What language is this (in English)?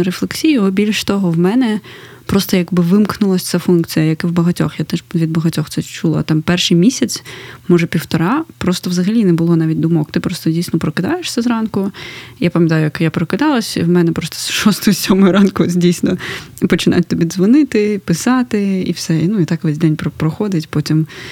Ukrainian